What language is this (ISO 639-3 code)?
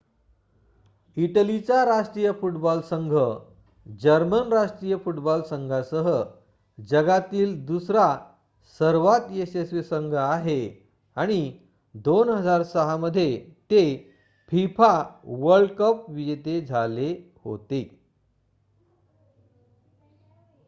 mar